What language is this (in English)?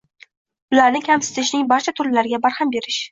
Uzbek